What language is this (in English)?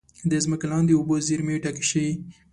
Pashto